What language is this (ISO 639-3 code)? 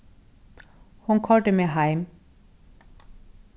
fao